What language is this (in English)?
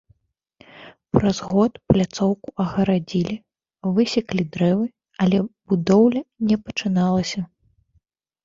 Belarusian